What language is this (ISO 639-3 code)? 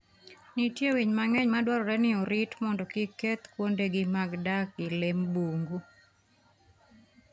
luo